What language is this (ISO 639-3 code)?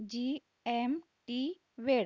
mar